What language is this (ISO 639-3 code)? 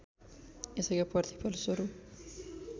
nep